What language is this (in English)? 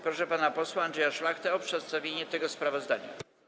Polish